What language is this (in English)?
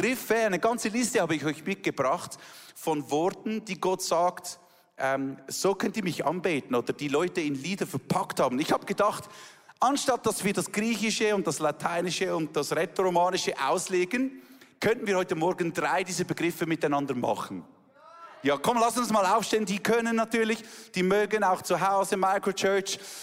German